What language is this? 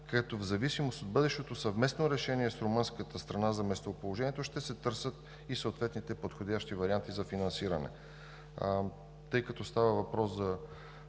Bulgarian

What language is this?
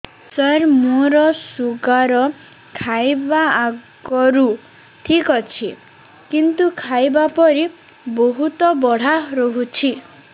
Odia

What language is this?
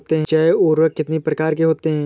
Hindi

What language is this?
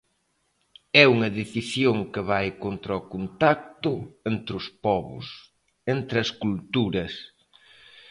Galician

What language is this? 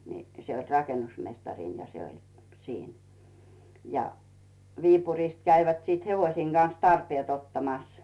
Finnish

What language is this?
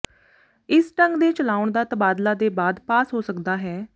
Punjabi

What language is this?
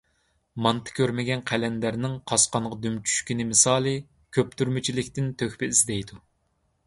Uyghur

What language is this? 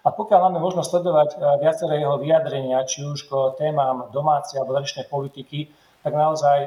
Slovak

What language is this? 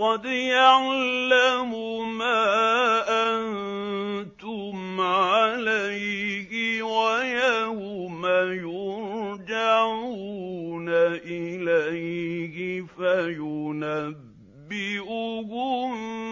Arabic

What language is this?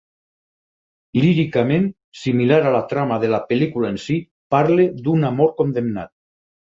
Catalan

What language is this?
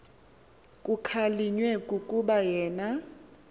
Xhosa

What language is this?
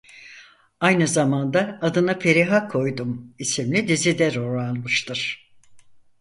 Turkish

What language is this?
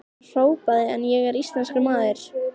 Icelandic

